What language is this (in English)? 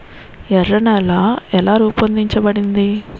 Telugu